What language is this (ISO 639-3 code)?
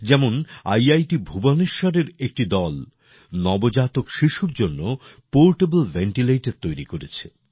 ben